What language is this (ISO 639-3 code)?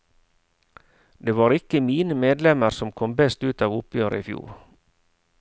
nor